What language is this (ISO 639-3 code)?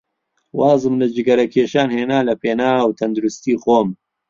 ckb